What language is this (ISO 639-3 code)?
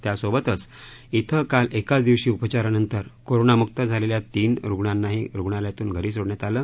mar